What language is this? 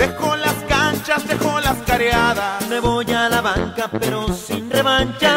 Spanish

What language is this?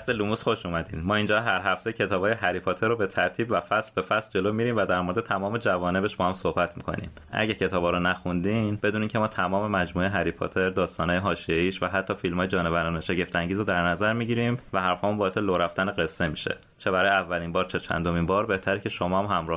Persian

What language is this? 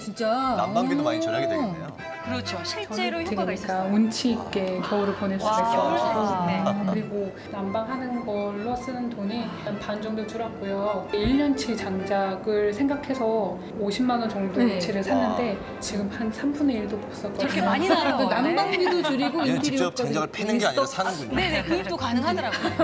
Korean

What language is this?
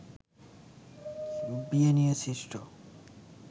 Bangla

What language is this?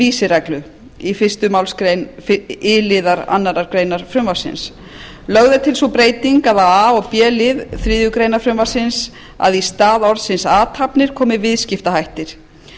Icelandic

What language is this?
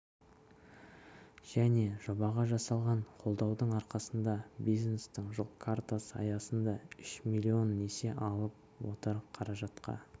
Kazakh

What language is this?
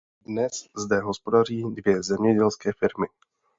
Czech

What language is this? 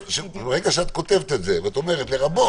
Hebrew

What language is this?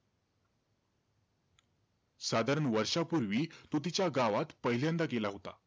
Marathi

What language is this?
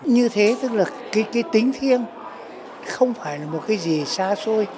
Vietnamese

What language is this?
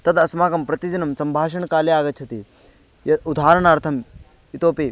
Sanskrit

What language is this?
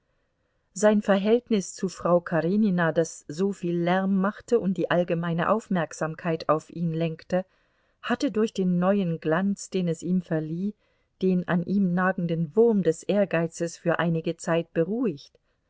German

